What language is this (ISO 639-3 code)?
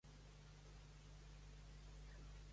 cat